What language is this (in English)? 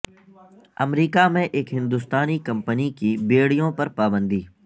Urdu